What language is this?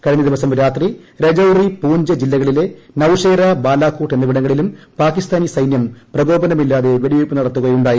Malayalam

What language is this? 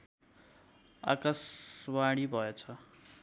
Nepali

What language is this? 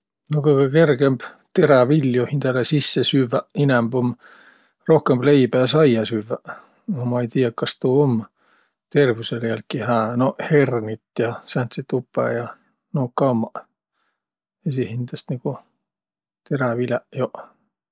Võro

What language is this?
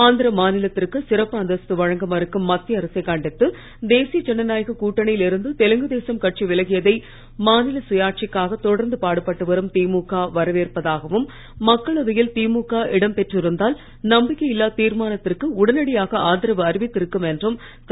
Tamil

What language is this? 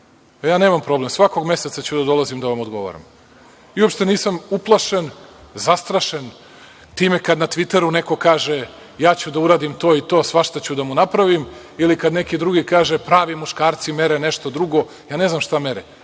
Serbian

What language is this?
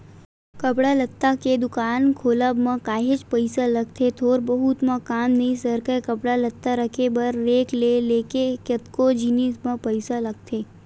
Chhattisgarhi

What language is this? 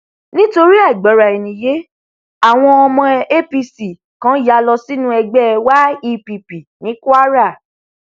Yoruba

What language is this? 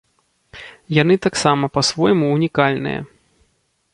Belarusian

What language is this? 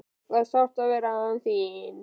Icelandic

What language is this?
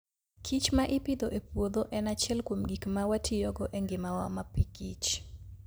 Luo (Kenya and Tanzania)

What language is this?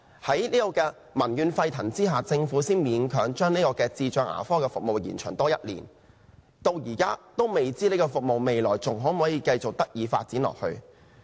Cantonese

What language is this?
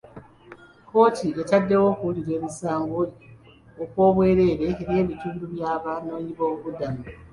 Ganda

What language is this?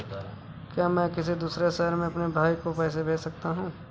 Hindi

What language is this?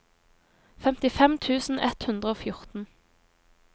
Norwegian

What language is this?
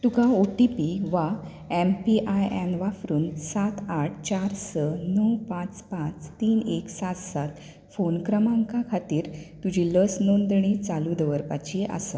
Konkani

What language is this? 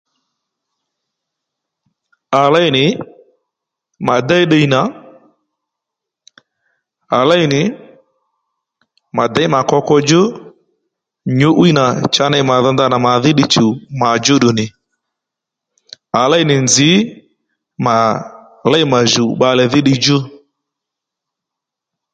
Lendu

